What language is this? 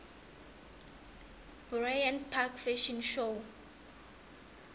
South Ndebele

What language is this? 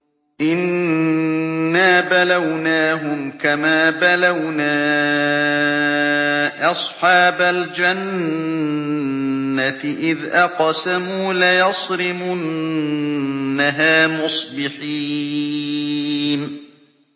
Arabic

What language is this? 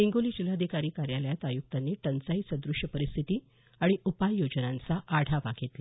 Marathi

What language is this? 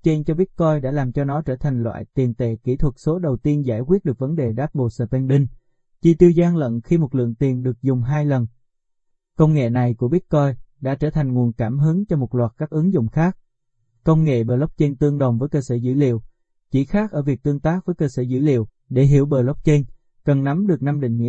Vietnamese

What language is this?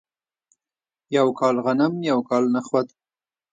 Pashto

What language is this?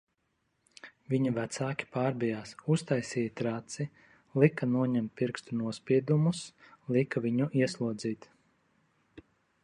Latvian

